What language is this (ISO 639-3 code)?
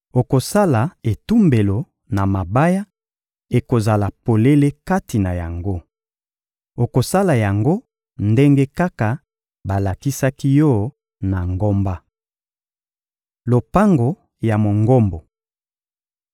lin